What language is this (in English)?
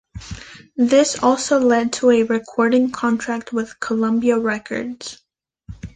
English